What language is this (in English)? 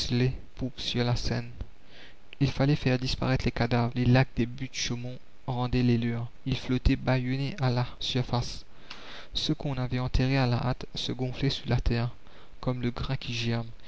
French